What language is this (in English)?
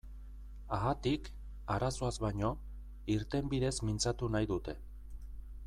Basque